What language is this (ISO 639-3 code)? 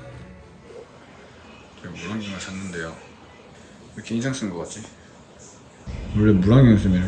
kor